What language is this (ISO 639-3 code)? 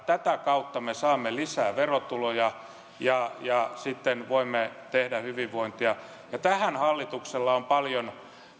fin